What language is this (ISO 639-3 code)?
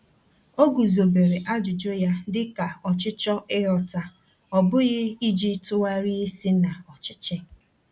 ibo